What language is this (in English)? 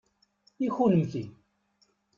Kabyle